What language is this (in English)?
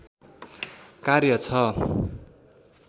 Nepali